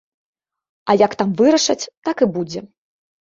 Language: Belarusian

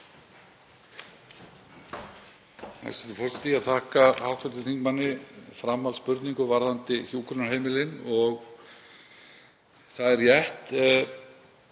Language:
Icelandic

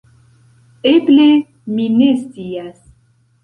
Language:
Esperanto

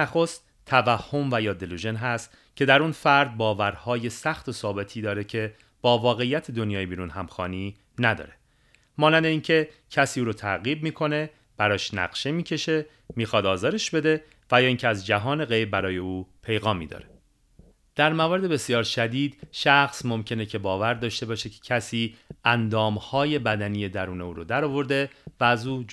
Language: Persian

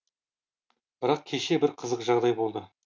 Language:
Kazakh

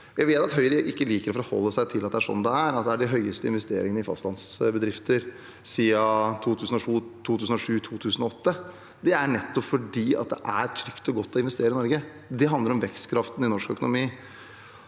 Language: Norwegian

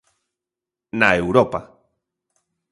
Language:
Galician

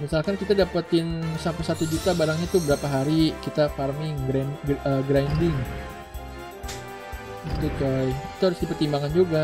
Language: Indonesian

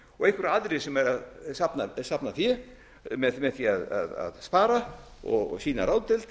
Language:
Icelandic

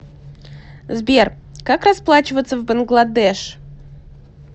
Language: Russian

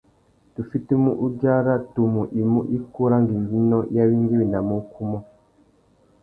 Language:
Tuki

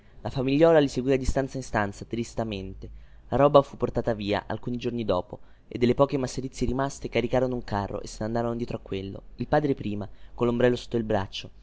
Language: Italian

